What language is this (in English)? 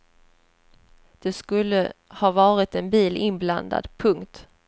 Swedish